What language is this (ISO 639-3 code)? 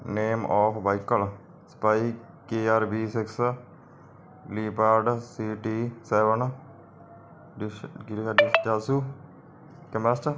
pan